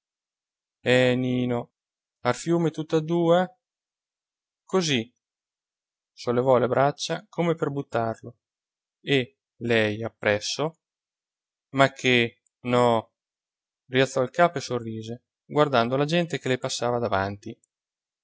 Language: Italian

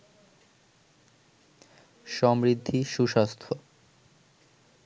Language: Bangla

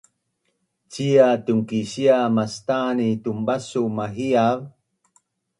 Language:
Bunun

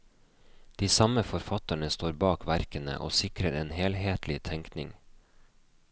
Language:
Norwegian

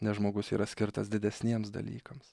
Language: Lithuanian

